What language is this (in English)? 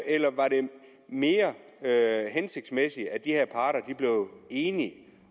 Danish